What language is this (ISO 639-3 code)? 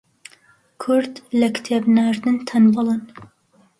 ckb